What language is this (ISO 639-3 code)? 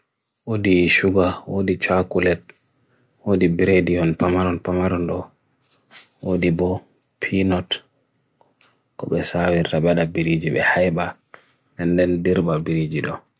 fui